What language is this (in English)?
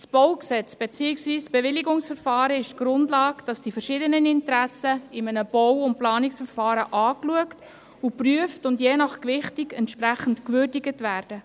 Swiss German